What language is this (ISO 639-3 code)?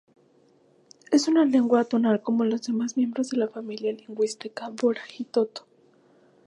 spa